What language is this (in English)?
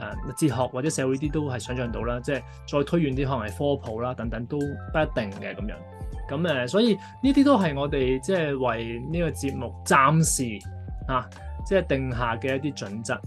Chinese